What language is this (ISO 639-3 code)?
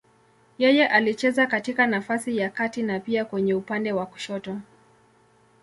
swa